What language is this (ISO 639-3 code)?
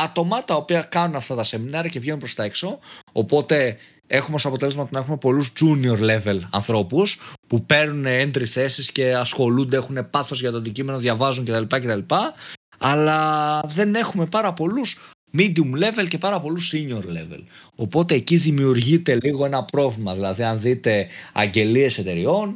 ell